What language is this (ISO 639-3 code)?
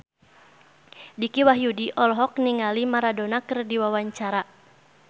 sun